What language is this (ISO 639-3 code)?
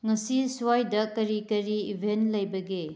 mni